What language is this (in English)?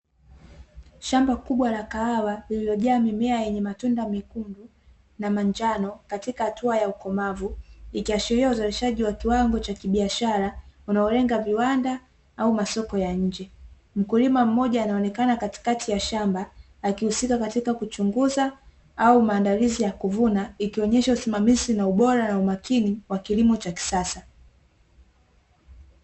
Swahili